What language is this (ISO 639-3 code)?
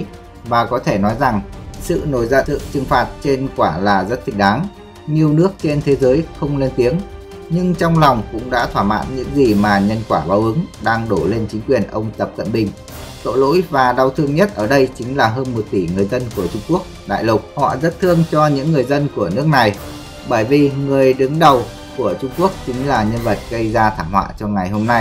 vie